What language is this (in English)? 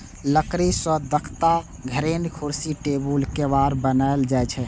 Maithili